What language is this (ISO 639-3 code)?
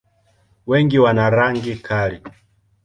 swa